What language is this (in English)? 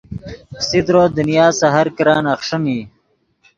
Yidgha